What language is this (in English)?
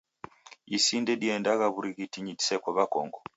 Taita